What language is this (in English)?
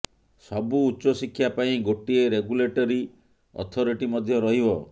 Odia